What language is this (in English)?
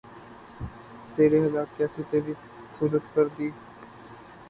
Urdu